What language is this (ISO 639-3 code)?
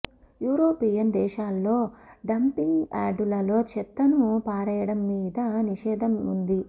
tel